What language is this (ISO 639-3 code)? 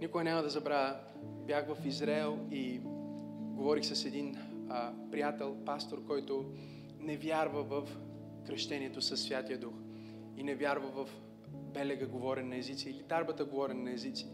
bul